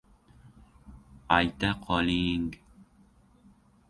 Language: Uzbek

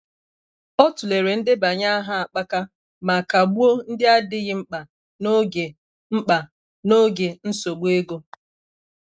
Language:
Igbo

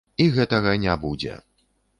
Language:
Belarusian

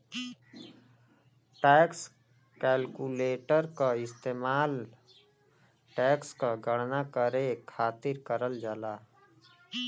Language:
Bhojpuri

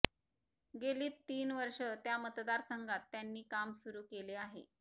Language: Marathi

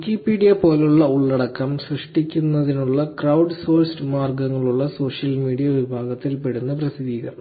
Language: Malayalam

